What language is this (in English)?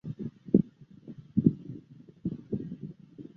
Chinese